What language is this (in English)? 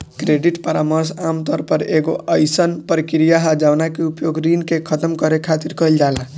Bhojpuri